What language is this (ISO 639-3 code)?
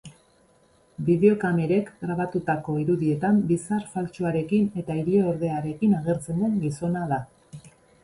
eus